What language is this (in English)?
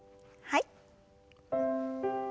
Japanese